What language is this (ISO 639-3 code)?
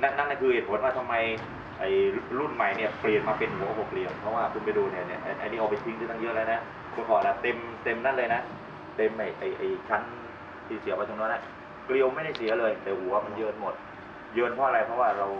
tha